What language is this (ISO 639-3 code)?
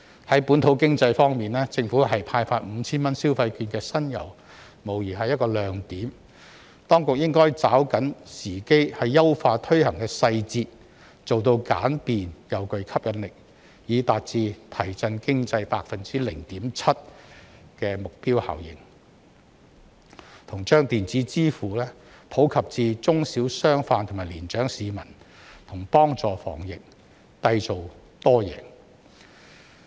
yue